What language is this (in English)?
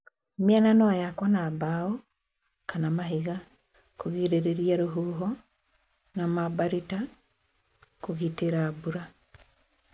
Kikuyu